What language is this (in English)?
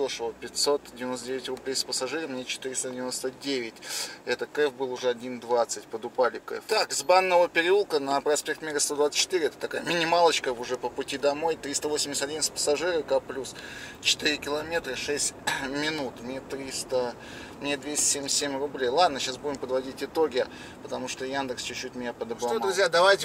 Russian